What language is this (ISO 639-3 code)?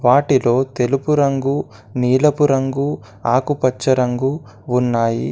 tel